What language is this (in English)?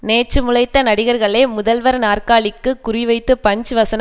Tamil